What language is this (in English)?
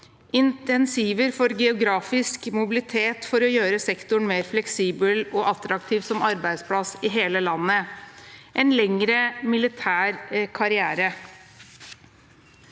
Norwegian